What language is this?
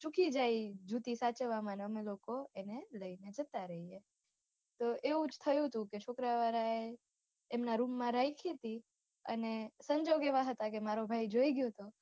Gujarati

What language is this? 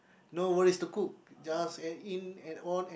English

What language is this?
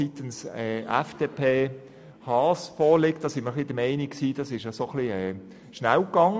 Swiss German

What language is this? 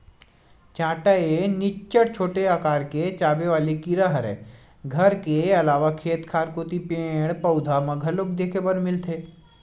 Chhattisgarhi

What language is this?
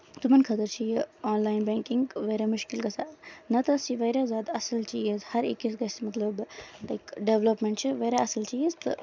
Kashmiri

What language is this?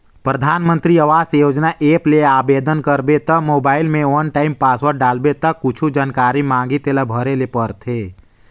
Chhattisgarhi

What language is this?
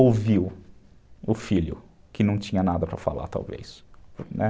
Portuguese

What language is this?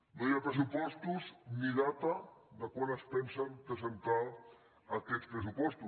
Catalan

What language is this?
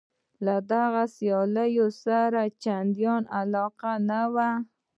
Pashto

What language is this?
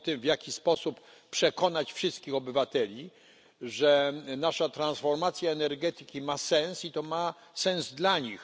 Polish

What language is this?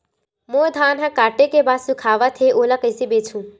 Chhattisgarhi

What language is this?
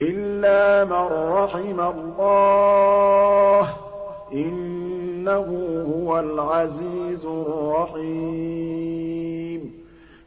Arabic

